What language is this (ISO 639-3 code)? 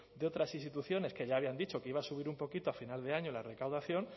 spa